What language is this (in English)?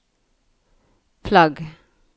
Norwegian